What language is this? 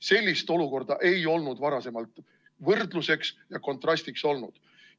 Estonian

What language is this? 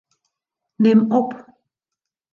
Western Frisian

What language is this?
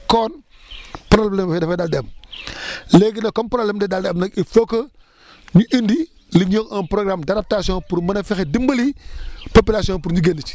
Wolof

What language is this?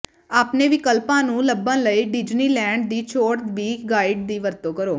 Punjabi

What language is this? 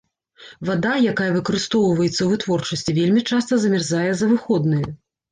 Belarusian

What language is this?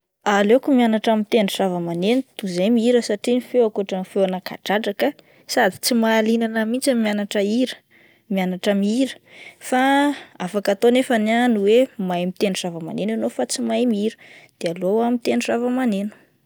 Malagasy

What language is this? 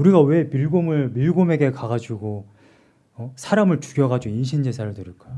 Korean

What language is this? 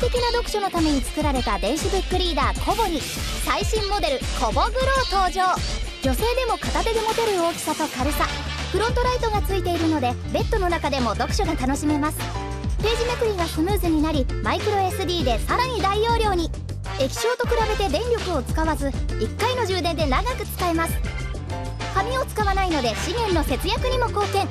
Japanese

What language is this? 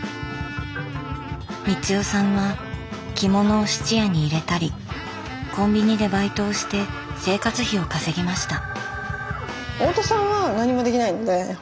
Japanese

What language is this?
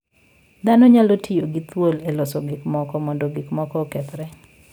Luo (Kenya and Tanzania)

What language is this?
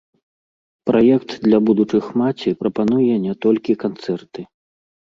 Belarusian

